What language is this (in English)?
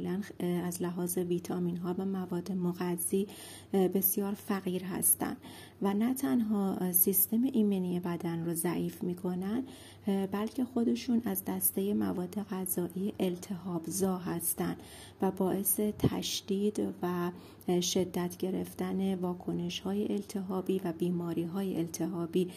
Persian